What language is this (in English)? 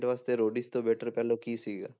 Punjabi